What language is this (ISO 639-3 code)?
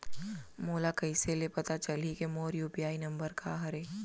hne